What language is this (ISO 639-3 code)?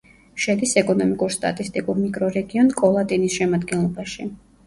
kat